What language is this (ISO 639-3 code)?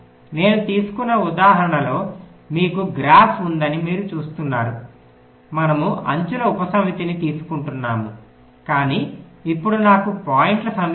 tel